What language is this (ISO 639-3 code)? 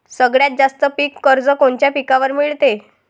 mar